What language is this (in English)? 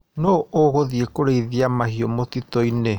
Kikuyu